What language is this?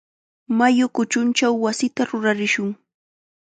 Chiquián Ancash Quechua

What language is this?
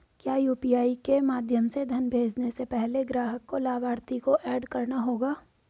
Hindi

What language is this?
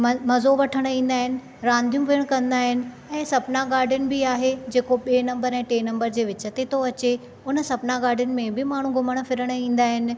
Sindhi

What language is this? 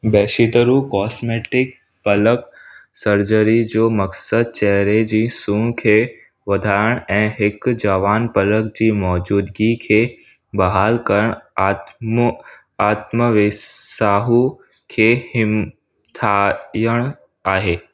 Sindhi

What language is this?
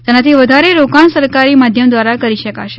Gujarati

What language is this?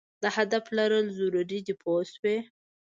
Pashto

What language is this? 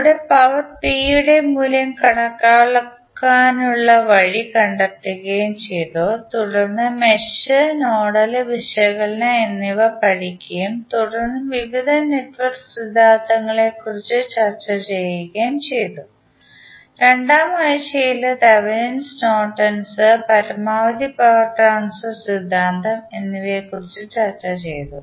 Malayalam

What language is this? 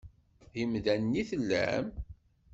Kabyle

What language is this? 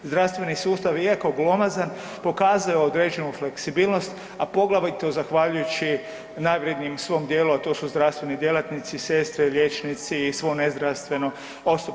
Croatian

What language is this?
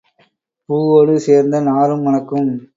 Tamil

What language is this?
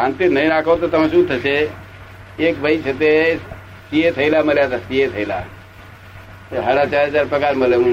Gujarati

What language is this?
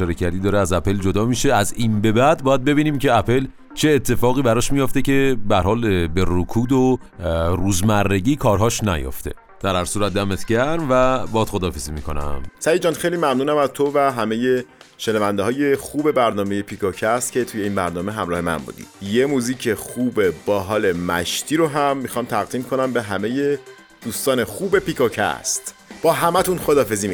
Persian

